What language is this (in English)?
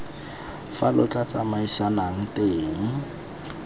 Tswana